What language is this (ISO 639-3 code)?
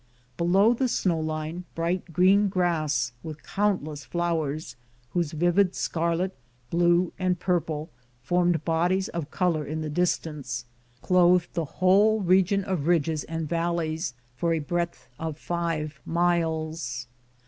eng